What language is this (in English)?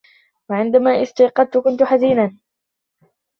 Arabic